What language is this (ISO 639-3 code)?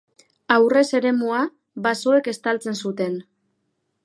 eus